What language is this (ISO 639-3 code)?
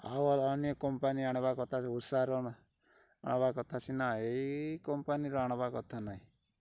ori